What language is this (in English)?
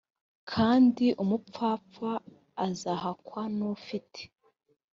Kinyarwanda